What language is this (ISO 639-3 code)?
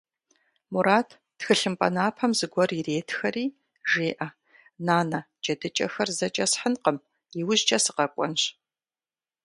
kbd